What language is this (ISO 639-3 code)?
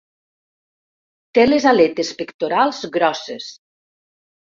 cat